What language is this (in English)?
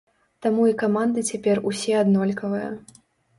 Belarusian